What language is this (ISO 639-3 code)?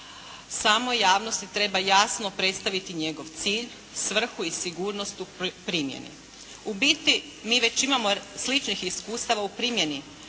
hrv